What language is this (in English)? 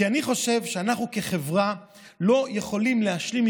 Hebrew